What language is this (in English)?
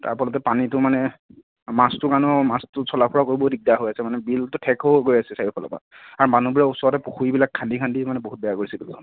Assamese